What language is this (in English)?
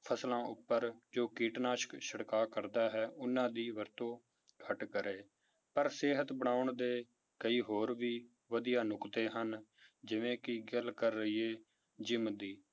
Punjabi